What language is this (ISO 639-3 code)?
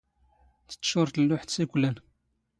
zgh